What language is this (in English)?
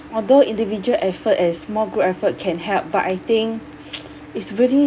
English